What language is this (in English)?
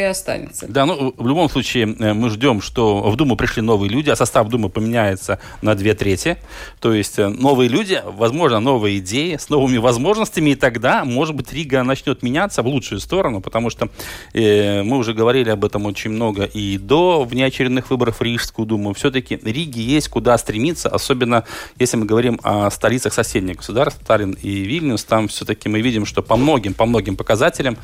Russian